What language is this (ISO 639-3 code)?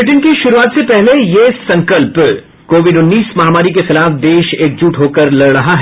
hin